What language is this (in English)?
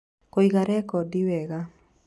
Kikuyu